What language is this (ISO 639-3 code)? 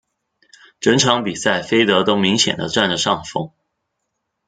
zho